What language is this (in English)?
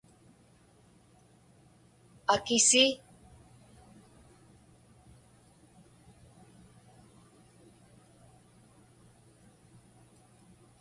Inupiaq